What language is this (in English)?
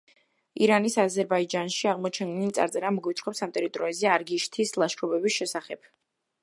Georgian